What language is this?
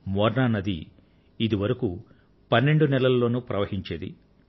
Telugu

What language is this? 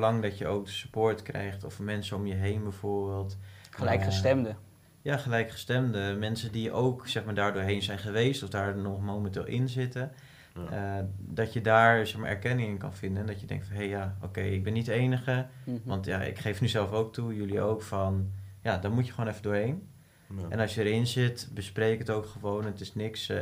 Dutch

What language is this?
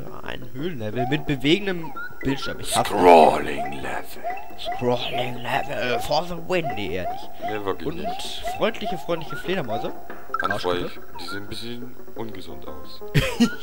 German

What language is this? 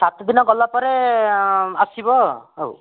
Odia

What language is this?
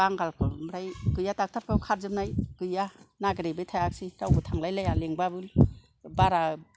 Bodo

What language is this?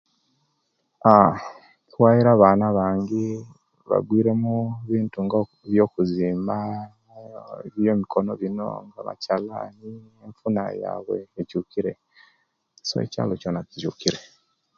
Kenyi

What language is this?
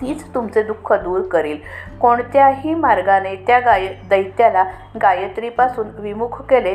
Marathi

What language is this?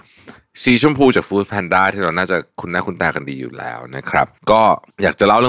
Thai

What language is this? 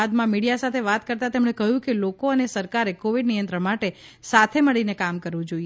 Gujarati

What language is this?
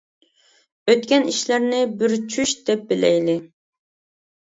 Uyghur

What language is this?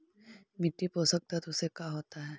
Magahi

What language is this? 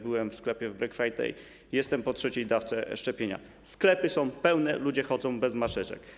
Polish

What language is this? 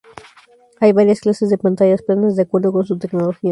Spanish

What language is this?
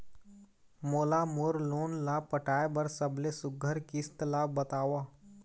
Chhattisgarhi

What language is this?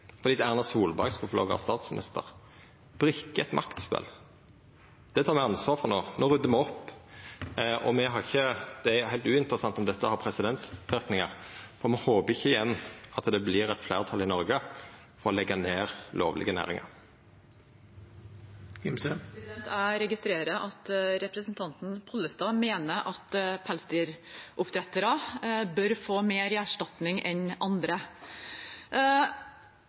Norwegian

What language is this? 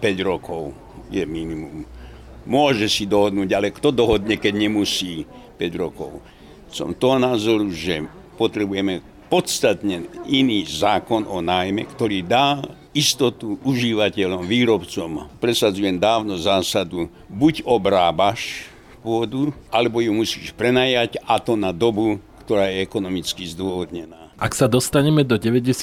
Slovak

